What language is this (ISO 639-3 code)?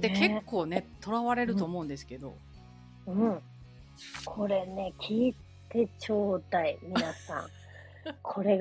jpn